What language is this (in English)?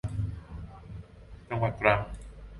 Thai